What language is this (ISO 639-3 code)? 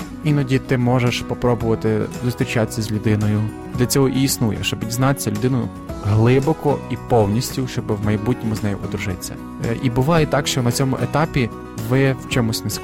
ukr